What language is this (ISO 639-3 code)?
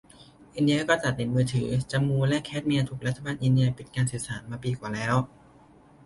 tha